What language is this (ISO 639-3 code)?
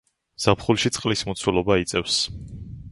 kat